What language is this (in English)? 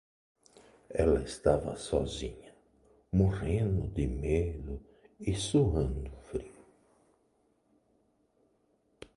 Portuguese